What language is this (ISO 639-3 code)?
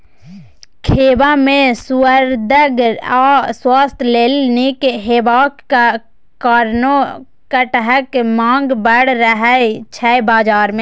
mai